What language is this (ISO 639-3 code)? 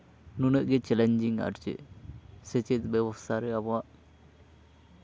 sat